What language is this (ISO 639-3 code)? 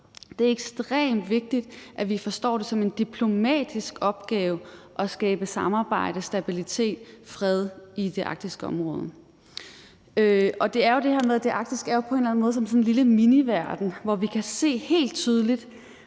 dan